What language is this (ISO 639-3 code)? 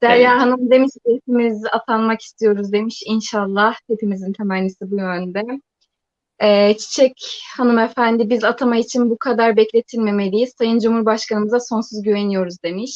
tur